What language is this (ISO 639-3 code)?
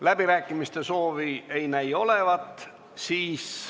est